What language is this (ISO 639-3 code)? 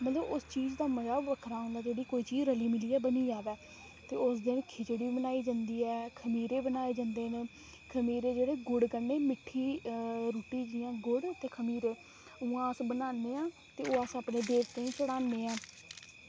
doi